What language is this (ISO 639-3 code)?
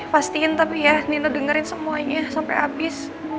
ind